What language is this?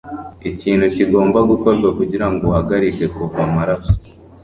Kinyarwanda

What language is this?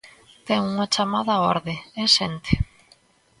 Galician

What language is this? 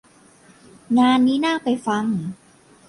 Thai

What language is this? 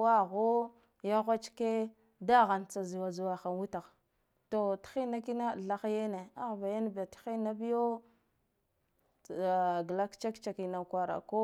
Guduf-Gava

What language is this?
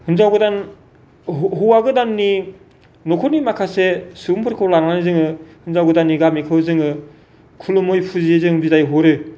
Bodo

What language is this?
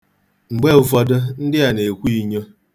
Igbo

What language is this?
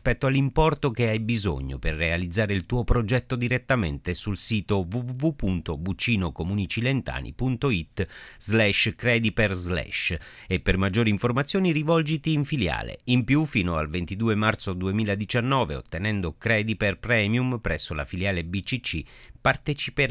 Italian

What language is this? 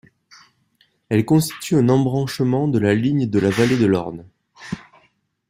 French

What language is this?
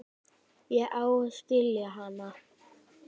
Icelandic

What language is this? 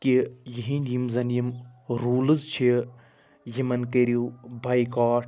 Kashmiri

